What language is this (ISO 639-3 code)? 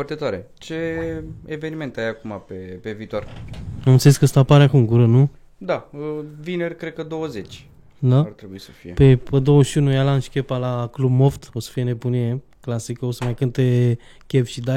ron